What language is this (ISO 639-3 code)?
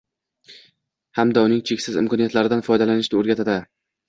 uzb